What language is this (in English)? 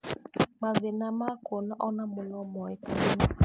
Kikuyu